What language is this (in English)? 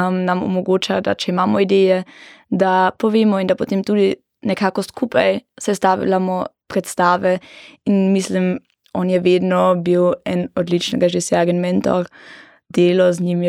German